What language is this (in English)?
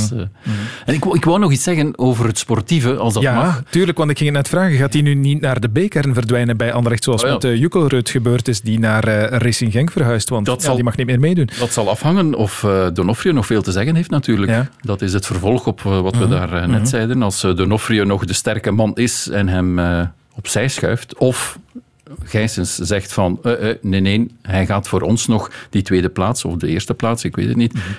Dutch